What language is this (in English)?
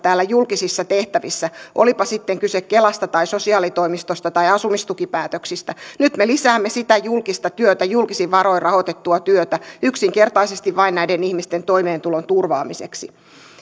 Finnish